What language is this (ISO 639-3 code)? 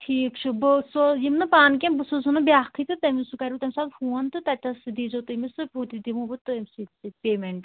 kas